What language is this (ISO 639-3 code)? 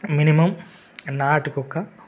tel